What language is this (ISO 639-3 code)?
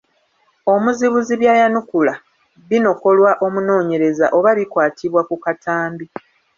lug